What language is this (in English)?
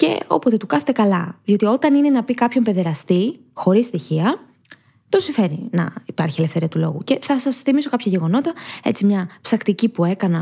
Greek